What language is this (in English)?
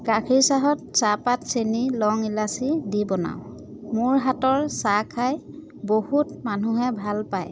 Assamese